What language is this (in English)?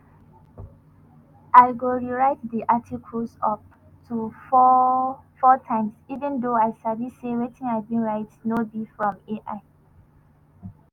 Nigerian Pidgin